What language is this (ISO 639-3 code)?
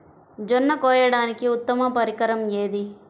tel